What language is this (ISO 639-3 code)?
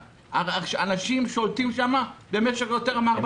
heb